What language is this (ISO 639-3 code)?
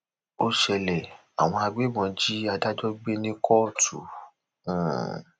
yor